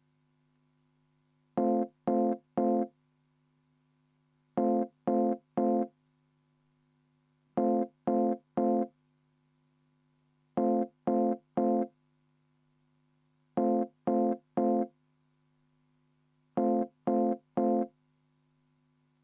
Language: Estonian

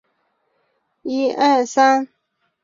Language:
Chinese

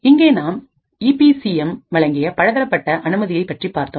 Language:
Tamil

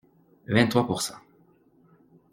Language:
French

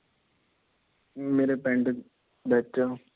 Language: Punjabi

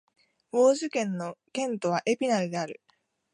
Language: Japanese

